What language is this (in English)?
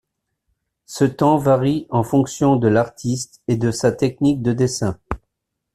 French